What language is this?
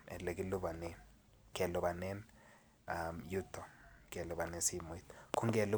Kalenjin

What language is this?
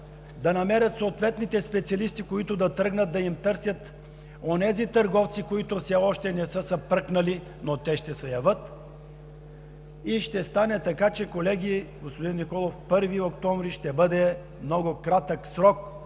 Bulgarian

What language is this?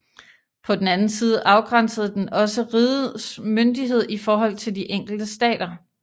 Danish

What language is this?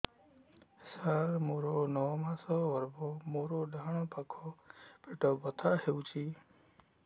Odia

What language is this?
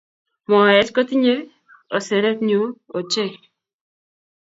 Kalenjin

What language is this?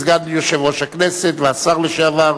Hebrew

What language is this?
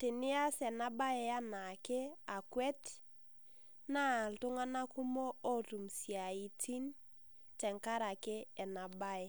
Masai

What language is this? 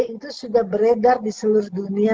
Indonesian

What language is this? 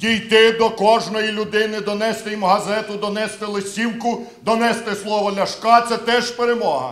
Ukrainian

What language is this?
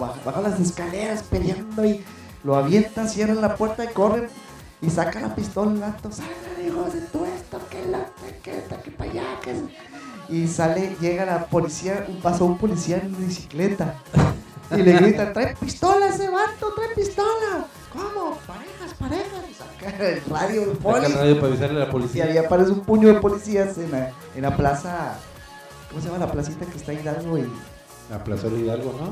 Spanish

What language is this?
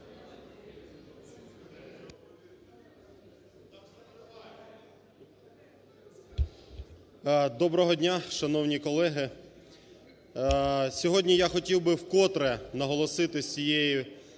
Ukrainian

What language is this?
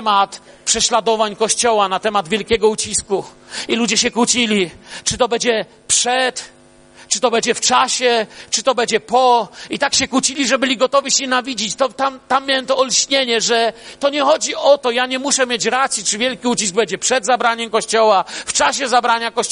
Polish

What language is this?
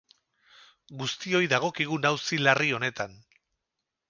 Basque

